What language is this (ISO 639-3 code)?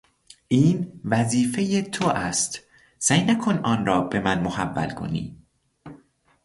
fas